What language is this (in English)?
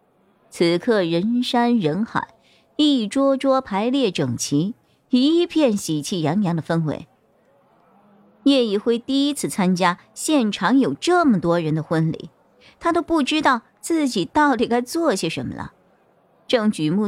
Chinese